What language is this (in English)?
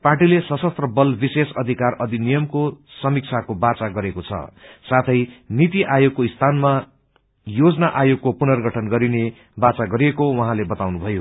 Nepali